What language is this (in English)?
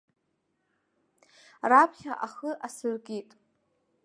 Abkhazian